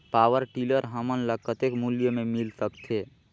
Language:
Chhattisgarhi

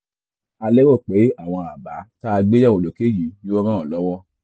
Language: Yoruba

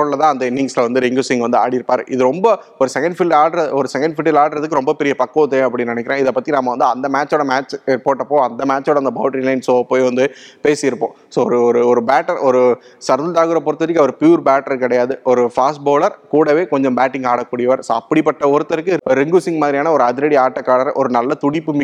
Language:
Tamil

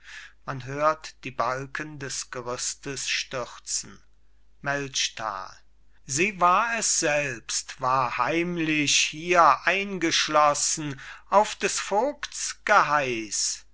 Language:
German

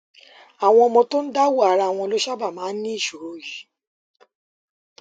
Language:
Yoruba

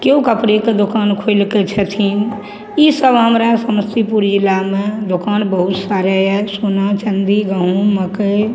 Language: Maithili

